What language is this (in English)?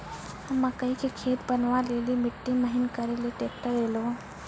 Maithili